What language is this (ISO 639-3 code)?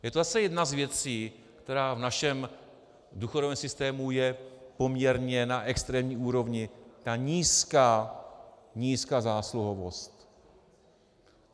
ces